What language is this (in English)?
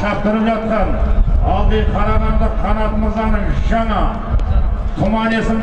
Turkish